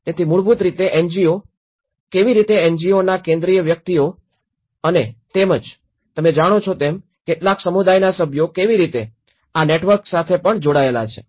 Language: Gujarati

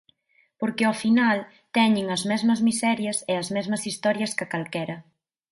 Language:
Galician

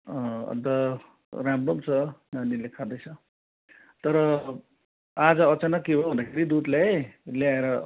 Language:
Nepali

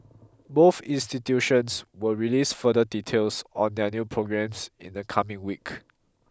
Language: English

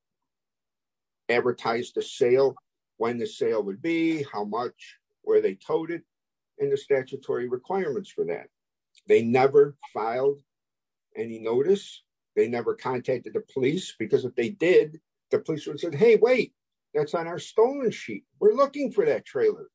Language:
English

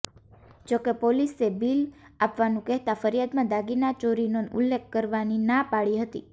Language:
Gujarati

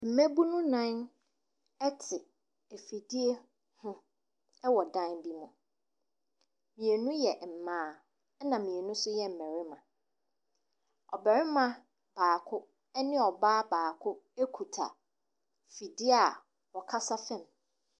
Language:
Akan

